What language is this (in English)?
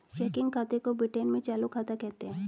Hindi